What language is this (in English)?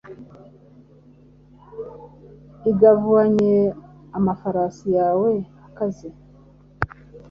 Kinyarwanda